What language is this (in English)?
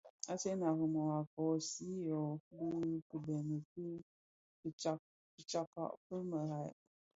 Bafia